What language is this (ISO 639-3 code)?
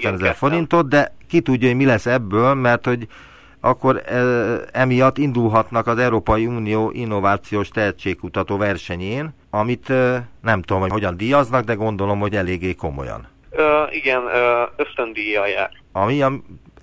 hun